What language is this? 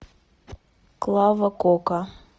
Russian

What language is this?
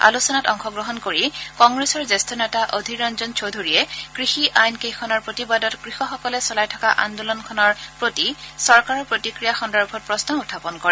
Assamese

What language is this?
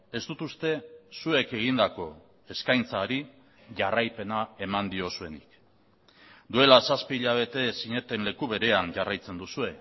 Basque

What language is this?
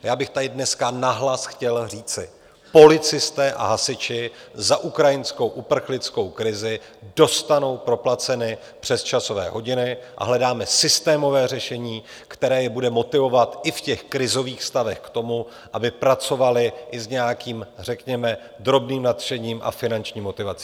Czech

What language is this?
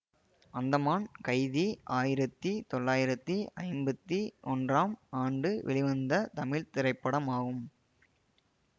Tamil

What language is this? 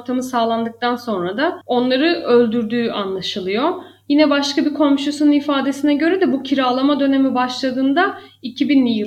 Turkish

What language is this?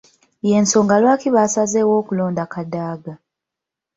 Ganda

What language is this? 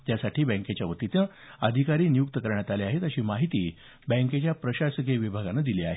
Marathi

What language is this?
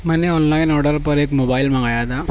Urdu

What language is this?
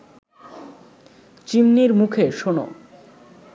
Bangla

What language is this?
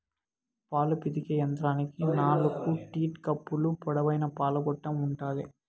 Telugu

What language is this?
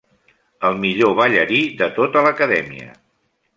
Catalan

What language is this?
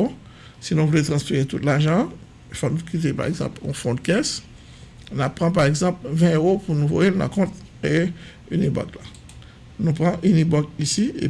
French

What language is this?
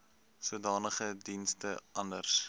Afrikaans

